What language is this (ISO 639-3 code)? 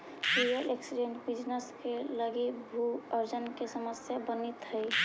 mag